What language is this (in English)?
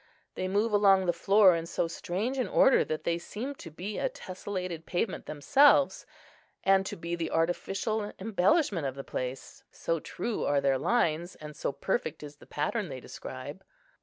English